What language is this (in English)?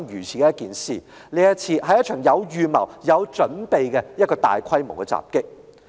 Cantonese